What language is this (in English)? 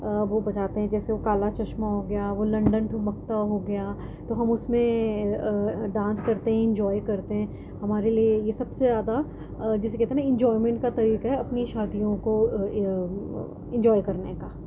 Urdu